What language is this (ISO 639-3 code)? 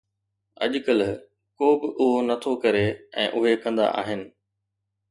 snd